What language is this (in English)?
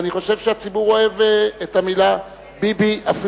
Hebrew